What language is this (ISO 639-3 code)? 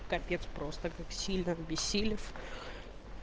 rus